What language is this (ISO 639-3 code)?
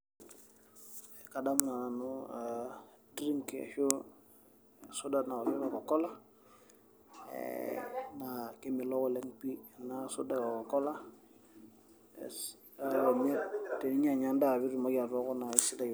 mas